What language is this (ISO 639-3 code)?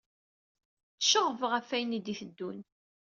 kab